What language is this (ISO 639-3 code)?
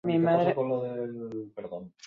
eus